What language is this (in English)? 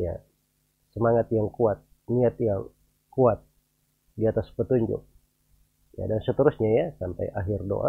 Indonesian